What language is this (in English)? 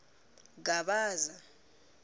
Tsonga